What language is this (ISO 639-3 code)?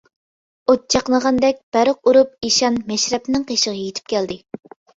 uig